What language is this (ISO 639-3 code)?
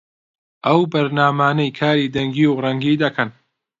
ckb